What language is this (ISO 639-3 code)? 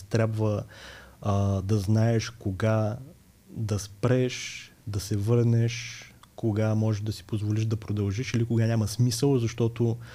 bul